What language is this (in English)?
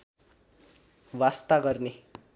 Nepali